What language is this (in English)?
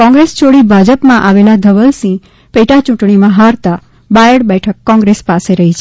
Gujarati